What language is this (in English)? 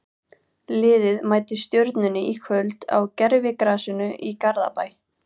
Icelandic